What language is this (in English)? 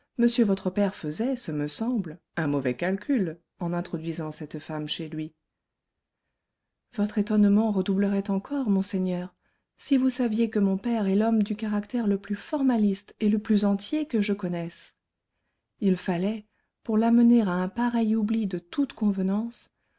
French